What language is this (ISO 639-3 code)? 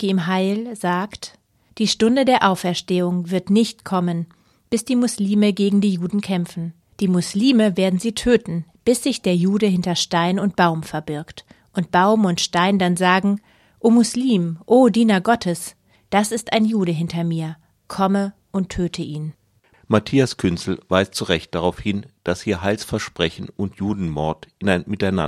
deu